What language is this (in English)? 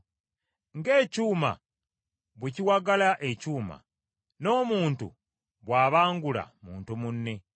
Ganda